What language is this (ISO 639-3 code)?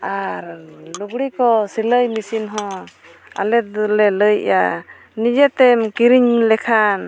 sat